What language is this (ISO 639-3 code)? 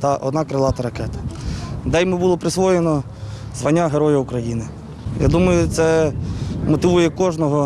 ukr